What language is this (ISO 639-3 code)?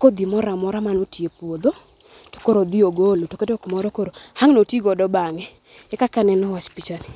luo